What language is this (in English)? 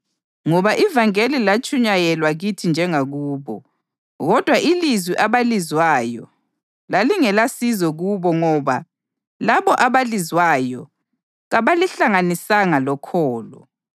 North Ndebele